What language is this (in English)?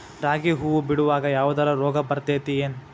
Kannada